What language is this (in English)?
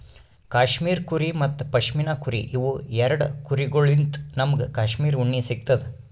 Kannada